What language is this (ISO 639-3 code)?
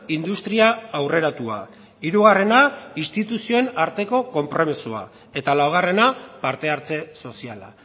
eus